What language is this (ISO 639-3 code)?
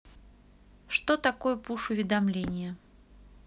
rus